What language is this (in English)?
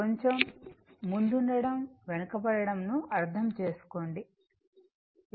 Telugu